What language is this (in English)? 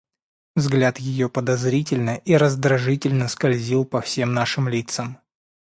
Russian